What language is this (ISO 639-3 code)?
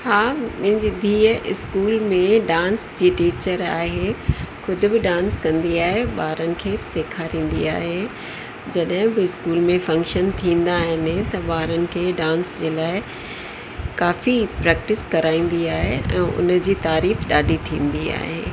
snd